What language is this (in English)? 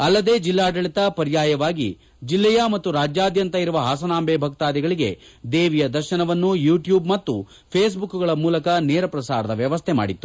Kannada